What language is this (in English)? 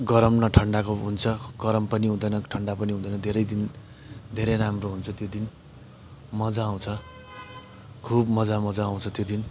Nepali